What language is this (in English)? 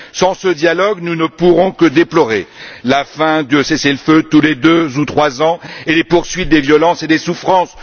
French